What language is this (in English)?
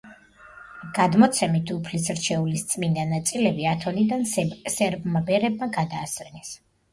Georgian